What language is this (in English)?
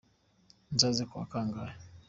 Kinyarwanda